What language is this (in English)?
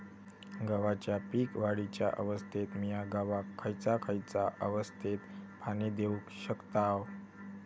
Marathi